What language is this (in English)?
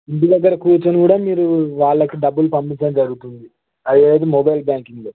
Telugu